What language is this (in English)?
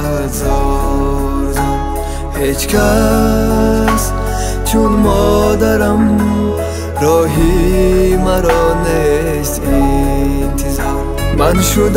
Persian